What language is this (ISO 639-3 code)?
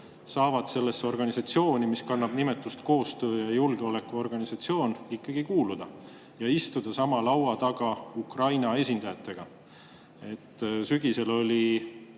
est